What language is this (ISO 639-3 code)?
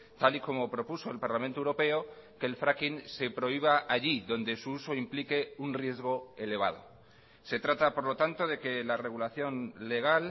spa